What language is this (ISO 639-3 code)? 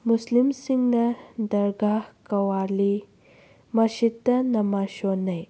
mni